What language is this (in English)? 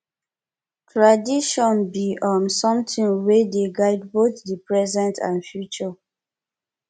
Nigerian Pidgin